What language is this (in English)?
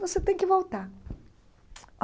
Portuguese